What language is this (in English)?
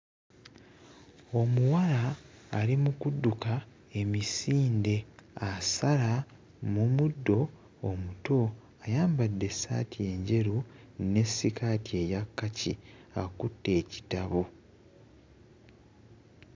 Ganda